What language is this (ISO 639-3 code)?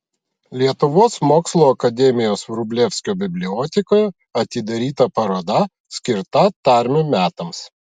lit